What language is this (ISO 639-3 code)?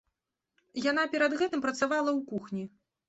bel